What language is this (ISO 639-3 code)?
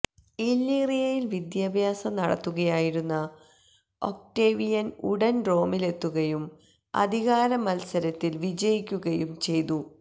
mal